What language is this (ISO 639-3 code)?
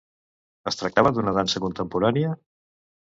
cat